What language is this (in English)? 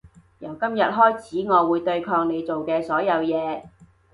Cantonese